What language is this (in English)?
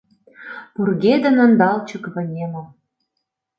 Mari